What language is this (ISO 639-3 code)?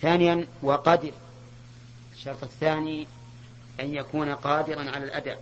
ara